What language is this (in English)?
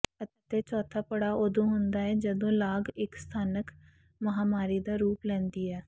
Punjabi